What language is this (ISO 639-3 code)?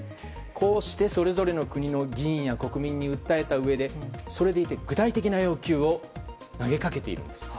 jpn